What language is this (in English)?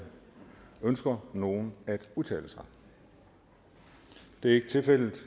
Danish